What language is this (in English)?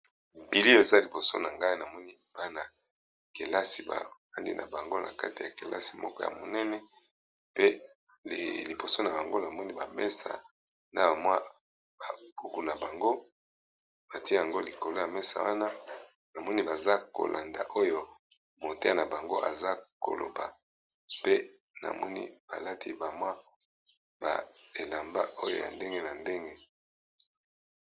Lingala